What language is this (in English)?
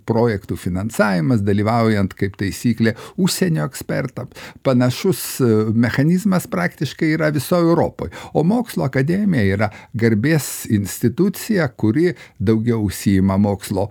Lithuanian